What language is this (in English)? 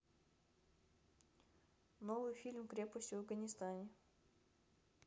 Russian